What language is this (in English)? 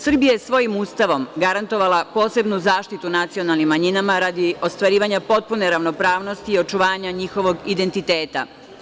Serbian